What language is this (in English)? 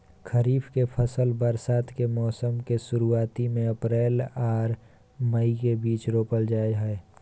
Maithili